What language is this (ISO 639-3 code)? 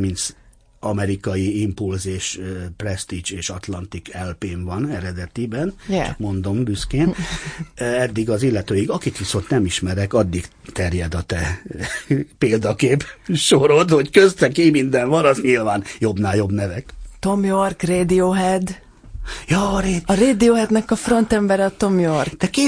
hun